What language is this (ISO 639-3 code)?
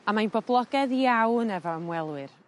cym